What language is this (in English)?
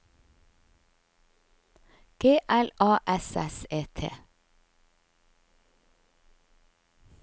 Norwegian